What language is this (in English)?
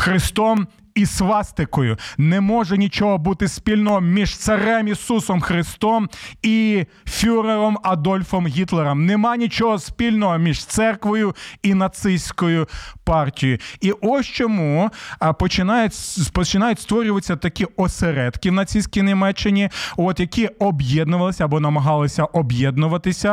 Ukrainian